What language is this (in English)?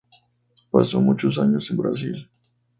Spanish